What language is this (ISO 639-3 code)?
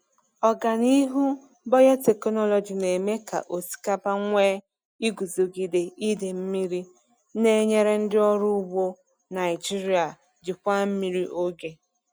ibo